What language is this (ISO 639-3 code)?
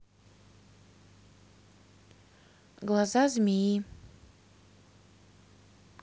rus